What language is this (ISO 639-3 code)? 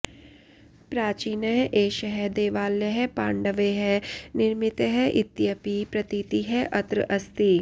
san